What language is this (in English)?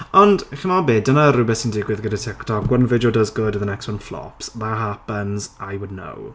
Welsh